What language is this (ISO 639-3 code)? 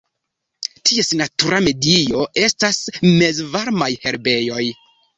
epo